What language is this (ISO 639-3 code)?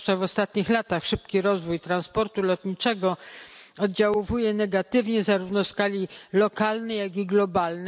pol